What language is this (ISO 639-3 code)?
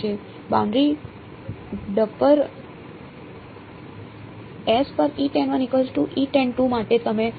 guj